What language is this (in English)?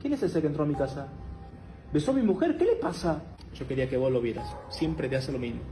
Spanish